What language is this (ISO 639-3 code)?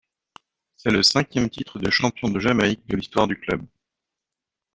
fra